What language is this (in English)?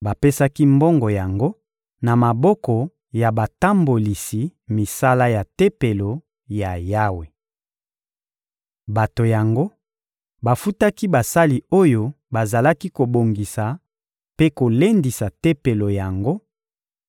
Lingala